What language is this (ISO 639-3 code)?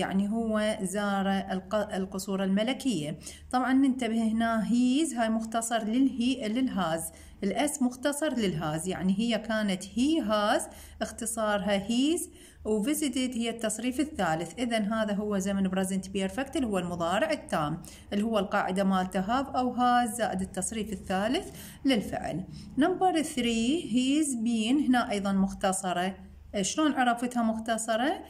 ara